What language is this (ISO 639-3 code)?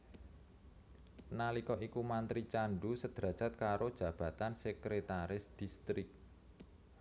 jav